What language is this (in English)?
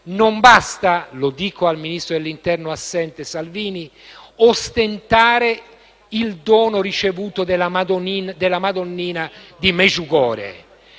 Italian